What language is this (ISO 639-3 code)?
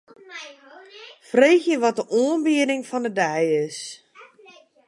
fry